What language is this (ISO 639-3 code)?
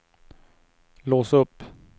swe